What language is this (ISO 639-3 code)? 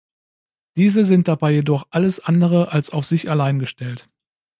deu